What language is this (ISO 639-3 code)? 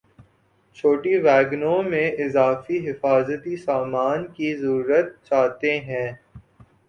urd